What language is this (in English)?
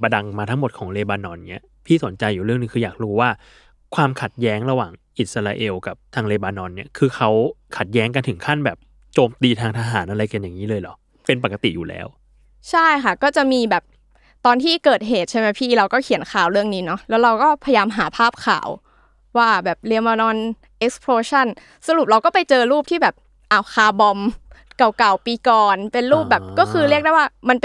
Thai